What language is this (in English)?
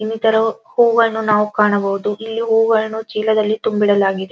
Kannada